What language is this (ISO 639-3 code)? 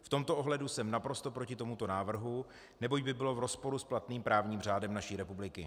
ces